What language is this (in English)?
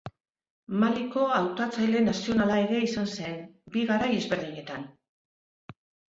Basque